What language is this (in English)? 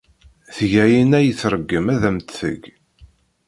Kabyle